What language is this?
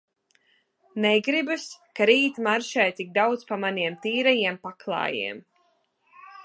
Latvian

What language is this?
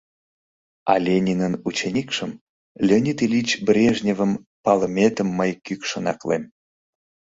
Mari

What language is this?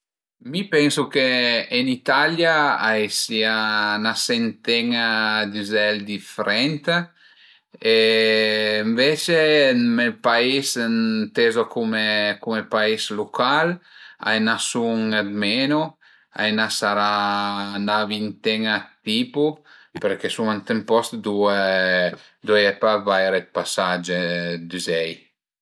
Piedmontese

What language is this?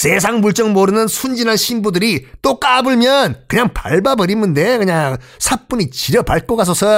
Korean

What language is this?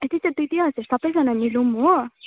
Nepali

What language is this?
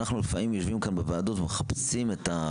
Hebrew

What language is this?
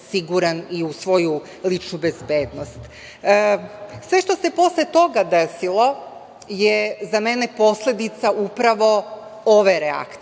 Serbian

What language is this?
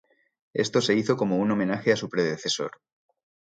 Spanish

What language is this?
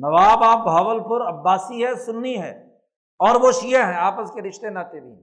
Urdu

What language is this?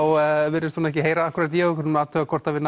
Icelandic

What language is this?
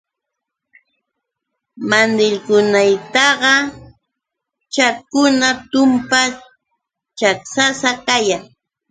Yauyos Quechua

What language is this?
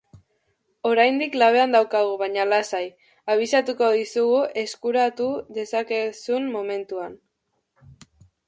Basque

